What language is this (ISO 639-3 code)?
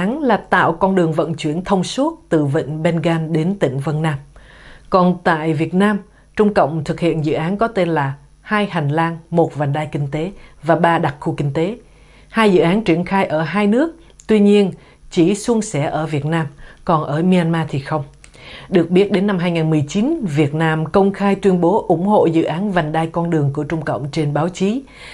vie